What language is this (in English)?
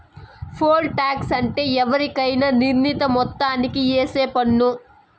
Telugu